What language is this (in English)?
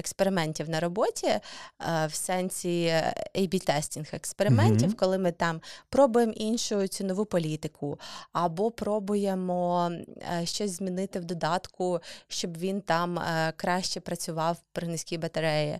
Ukrainian